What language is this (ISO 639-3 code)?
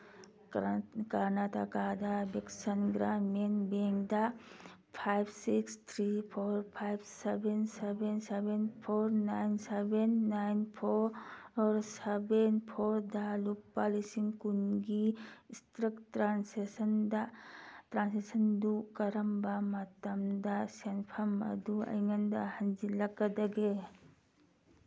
mni